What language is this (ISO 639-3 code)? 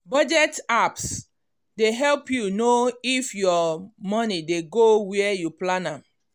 pcm